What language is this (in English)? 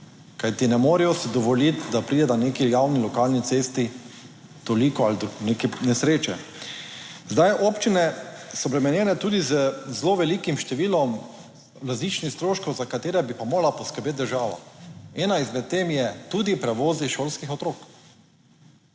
Slovenian